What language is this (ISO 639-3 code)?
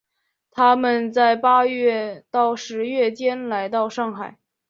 zho